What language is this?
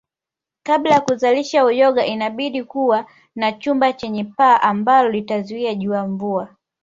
Swahili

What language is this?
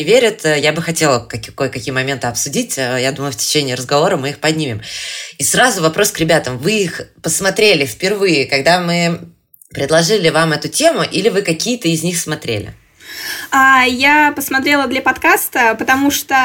Russian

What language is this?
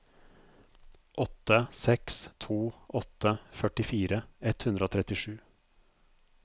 Norwegian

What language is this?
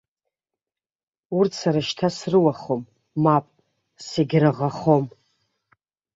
Abkhazian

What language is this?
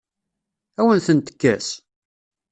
Kabyle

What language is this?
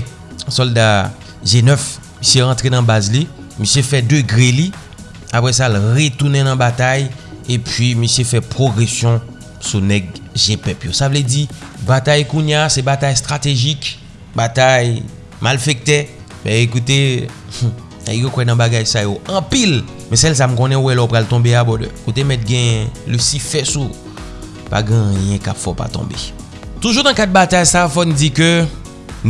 French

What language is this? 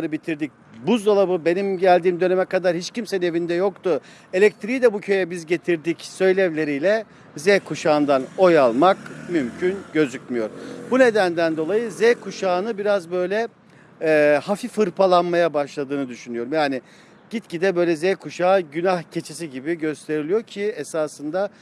Turkish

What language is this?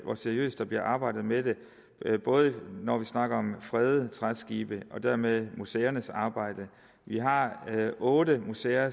Danish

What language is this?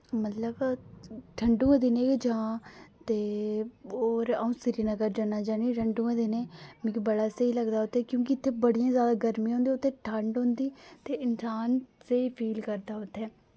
Dogri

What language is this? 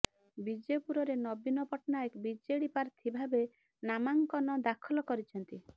Odia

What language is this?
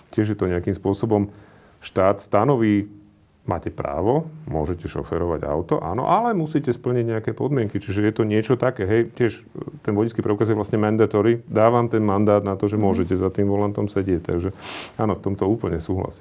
Slovak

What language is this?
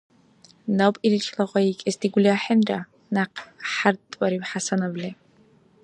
Dargwa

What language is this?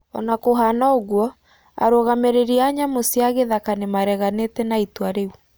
Kikuyu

